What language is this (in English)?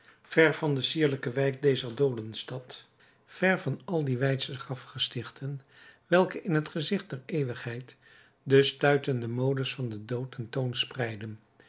Dutch